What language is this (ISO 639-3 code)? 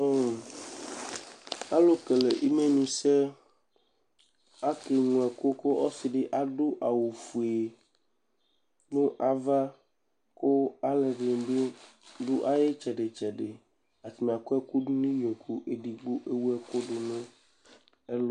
kpo